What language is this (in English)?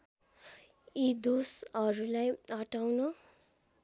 Nepali